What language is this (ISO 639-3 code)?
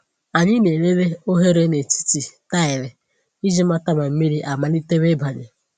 ibo